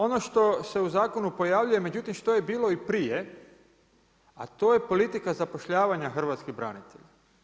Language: Croatian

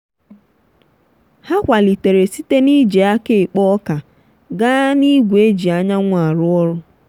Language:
Igbo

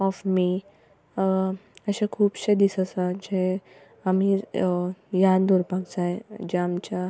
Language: Konkani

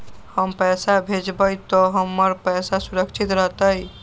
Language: Magahi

